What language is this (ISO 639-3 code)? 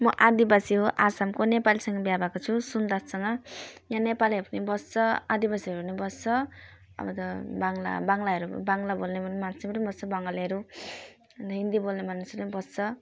nep